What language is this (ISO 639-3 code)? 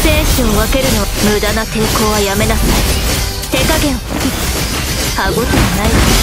jpn